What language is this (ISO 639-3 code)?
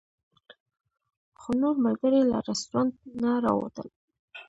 pus